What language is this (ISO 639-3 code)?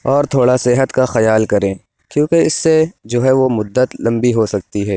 urd